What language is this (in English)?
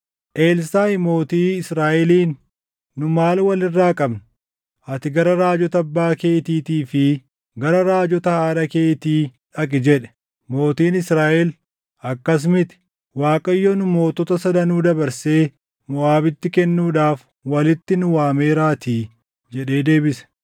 Oromo